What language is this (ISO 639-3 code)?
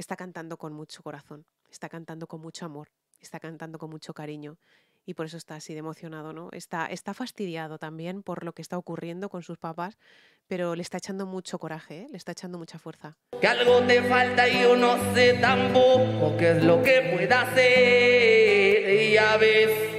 spa